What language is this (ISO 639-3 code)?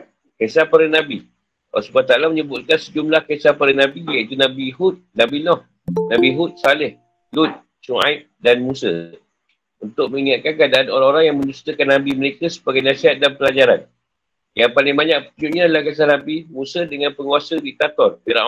msa